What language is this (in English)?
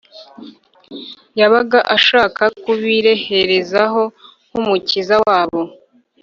Kinyarwanda